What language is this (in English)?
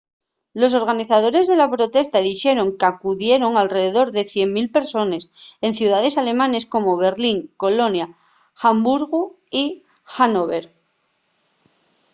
Asturian